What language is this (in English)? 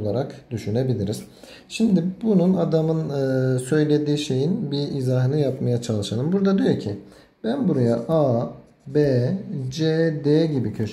Turkish